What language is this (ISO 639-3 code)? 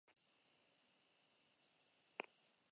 eus